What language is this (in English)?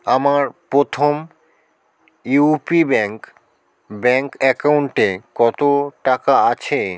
Bangla